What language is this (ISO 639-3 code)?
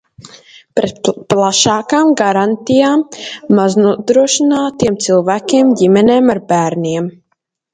lav